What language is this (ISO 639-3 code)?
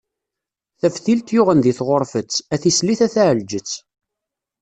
kab